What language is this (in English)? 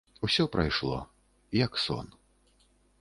Belarusian